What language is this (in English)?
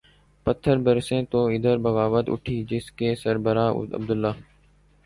Urdu